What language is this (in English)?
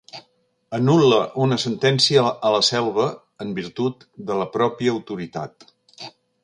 Catalan